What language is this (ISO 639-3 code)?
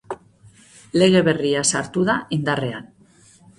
eus